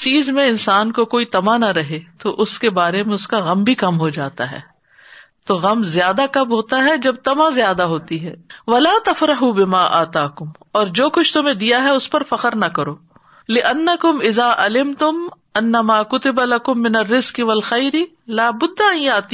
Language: Urdu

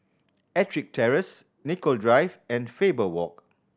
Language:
English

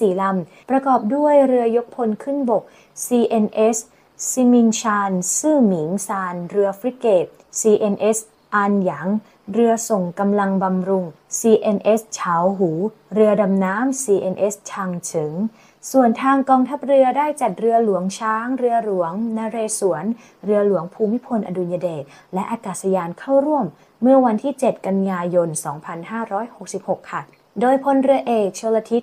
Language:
Thai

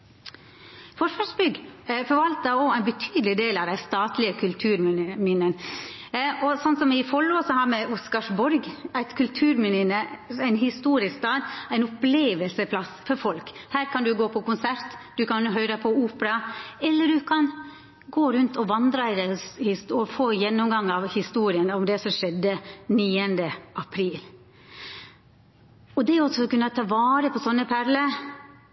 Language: Norwegian Nynorsk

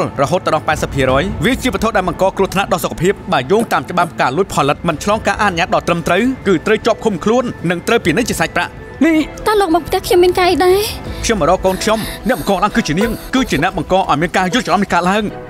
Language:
Thai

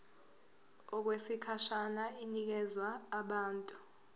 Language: Zulu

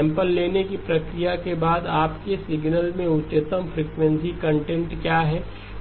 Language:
Hindi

